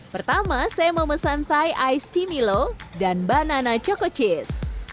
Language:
Indonesian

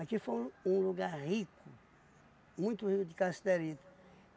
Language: Portuguese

